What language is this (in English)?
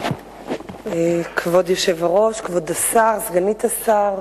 Hebrew